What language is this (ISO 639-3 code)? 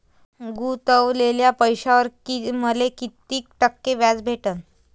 mar